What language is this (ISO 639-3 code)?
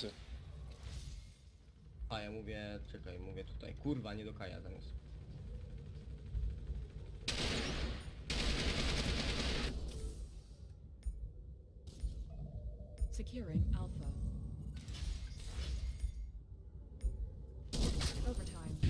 pol